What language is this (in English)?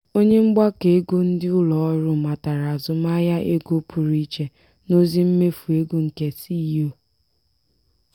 Igbo